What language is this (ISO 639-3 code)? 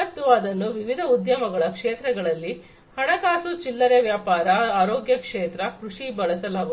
kan